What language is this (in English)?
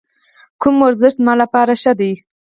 Pashto